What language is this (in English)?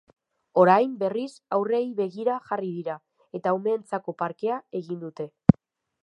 Basque